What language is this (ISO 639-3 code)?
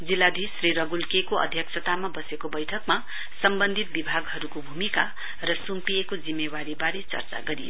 nep